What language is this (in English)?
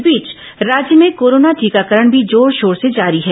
Hindi